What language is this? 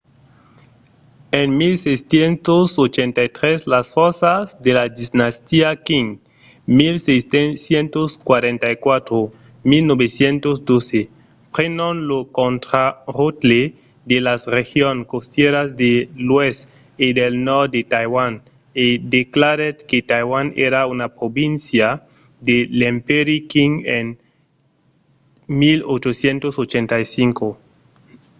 Occitan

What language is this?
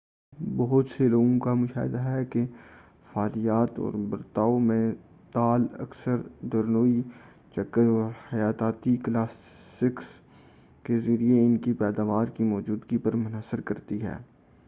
Urdu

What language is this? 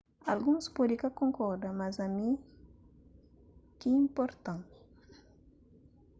Kabuverdianu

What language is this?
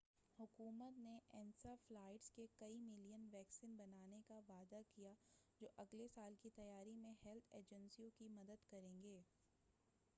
Urdu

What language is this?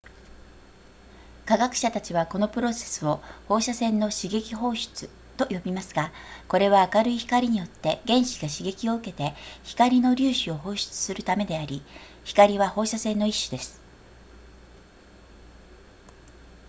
Japanese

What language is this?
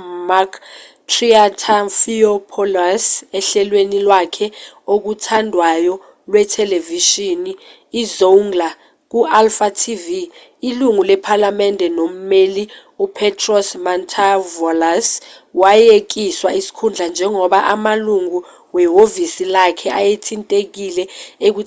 Zulu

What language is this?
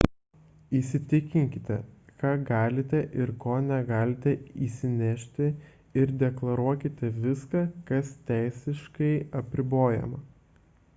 Lithuanian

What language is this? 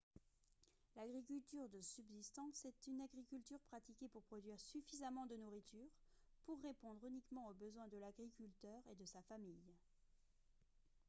French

